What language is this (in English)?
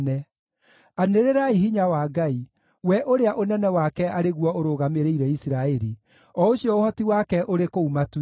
Kikuyu